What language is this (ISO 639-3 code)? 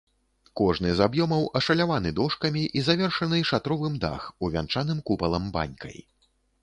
bel